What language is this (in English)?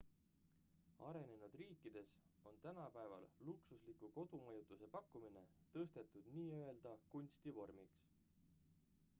Estonian